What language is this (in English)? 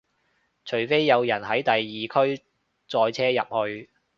Cantonese